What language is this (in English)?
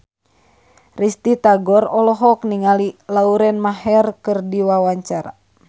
Sundanese